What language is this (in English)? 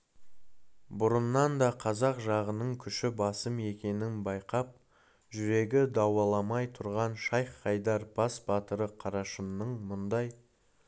Kazakh